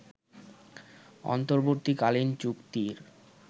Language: Bangla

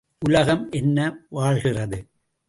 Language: Tamil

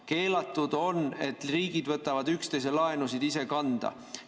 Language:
Estonian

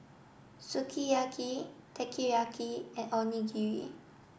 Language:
English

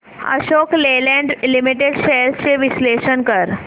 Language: Marathi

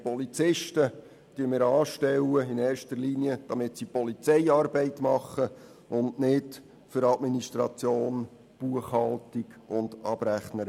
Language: Swiss German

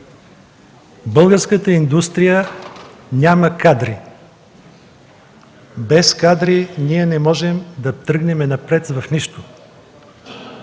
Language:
Bulgarian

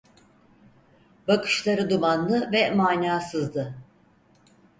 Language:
Turkish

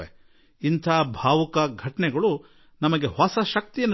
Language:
Kannada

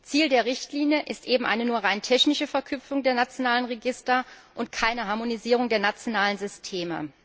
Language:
German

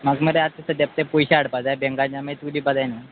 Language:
Konkani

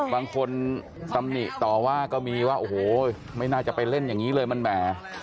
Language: Thai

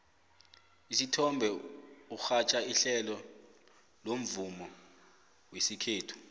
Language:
South Ndebele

